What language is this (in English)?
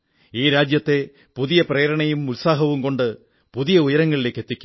Malayalam